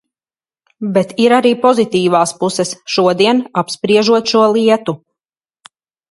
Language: Latvian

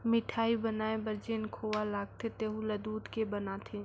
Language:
Chhattisgarhi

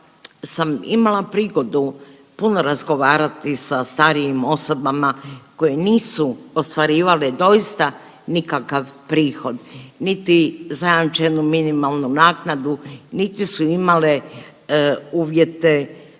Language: Croatian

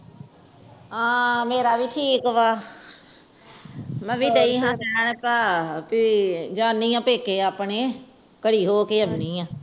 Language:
Punjabi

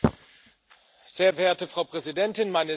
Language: German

